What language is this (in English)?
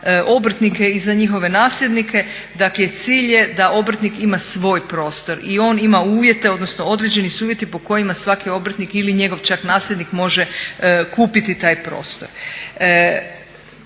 Croatian